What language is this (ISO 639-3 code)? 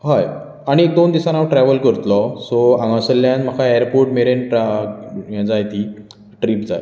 kok